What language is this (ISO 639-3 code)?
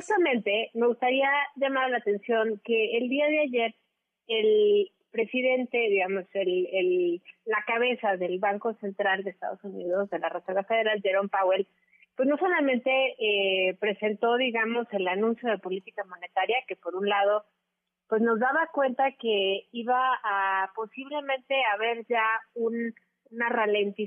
spa